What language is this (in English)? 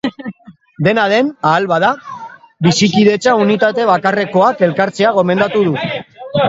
Basque